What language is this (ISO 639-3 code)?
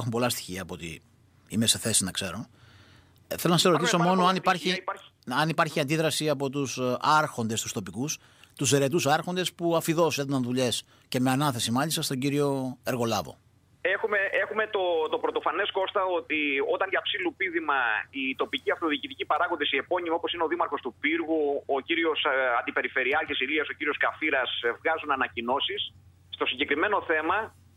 ell